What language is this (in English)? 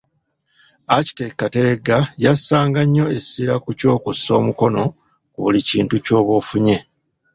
Ganda